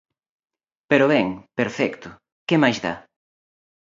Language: Galician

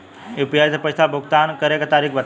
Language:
Bhojpuri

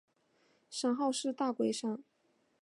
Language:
Chinese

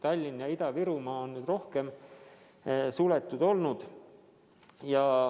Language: Estonian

